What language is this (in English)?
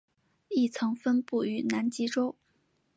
Chinese